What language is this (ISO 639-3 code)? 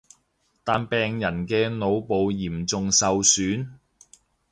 yue